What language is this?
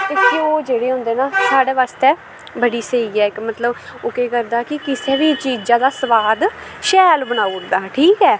Dogri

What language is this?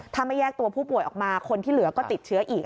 Thai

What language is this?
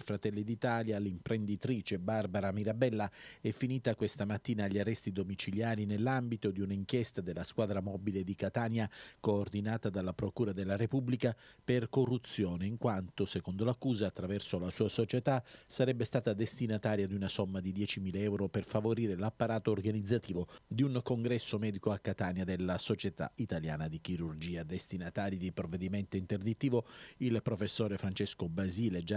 Italian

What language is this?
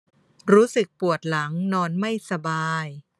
Thai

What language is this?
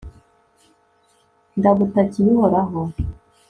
Kinyarwanda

